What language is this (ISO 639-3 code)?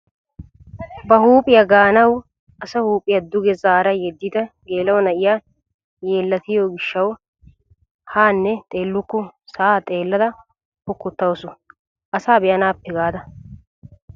wal